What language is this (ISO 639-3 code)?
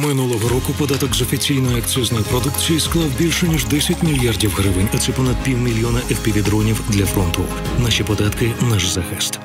ukr